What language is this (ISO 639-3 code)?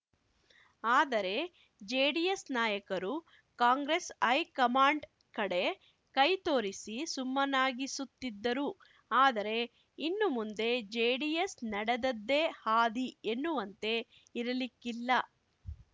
kan